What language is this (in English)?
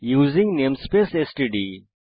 Bangla